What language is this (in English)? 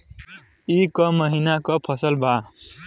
Bhojpuri